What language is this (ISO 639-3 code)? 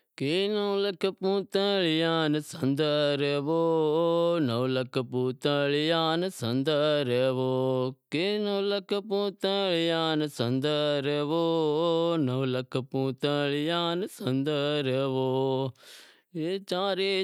kxp